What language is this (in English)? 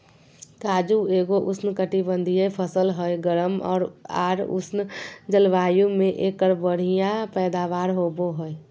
Magahi